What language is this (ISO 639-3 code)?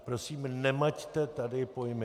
ces